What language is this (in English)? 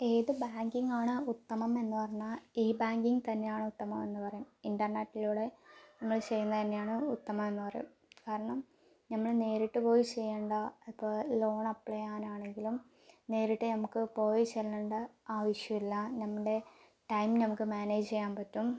Malayalam